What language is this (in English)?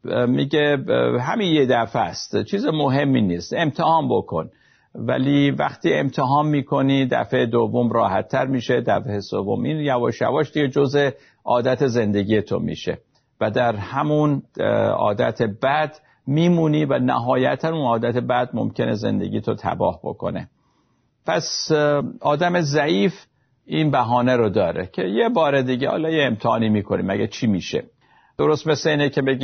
Persian